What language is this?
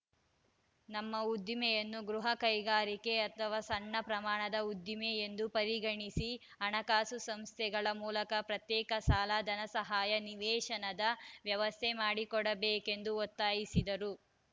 Kannada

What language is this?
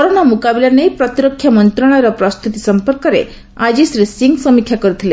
Odia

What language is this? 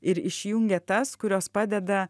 Lithuanian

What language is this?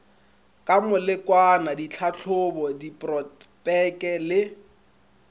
Northern Sotho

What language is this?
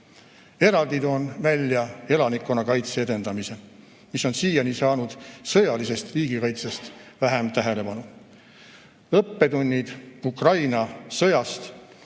Estonian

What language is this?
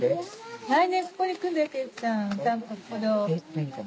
Japanese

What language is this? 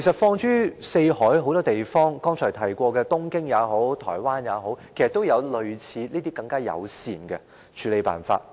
Cantonese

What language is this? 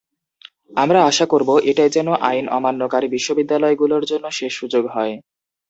Bangla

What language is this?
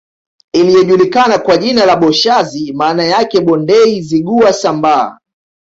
Swahili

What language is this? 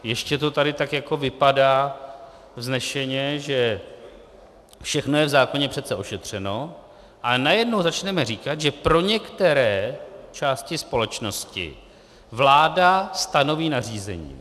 Czech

